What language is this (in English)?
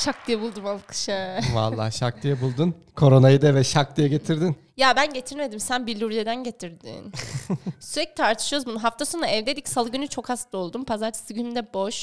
Turkish